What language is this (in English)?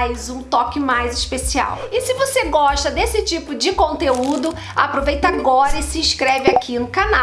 Portuguese